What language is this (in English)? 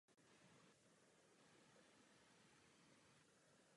Czech